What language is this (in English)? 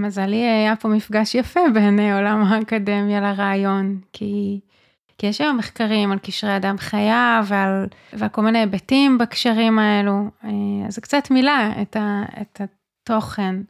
Hebrew